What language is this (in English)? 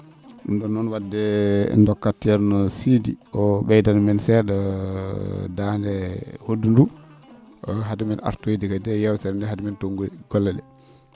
Fula